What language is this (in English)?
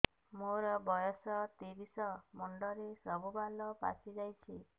Odia